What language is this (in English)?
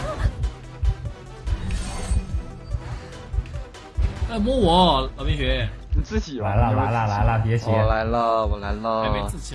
Chinese